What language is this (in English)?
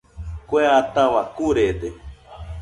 Nüpode Huitoto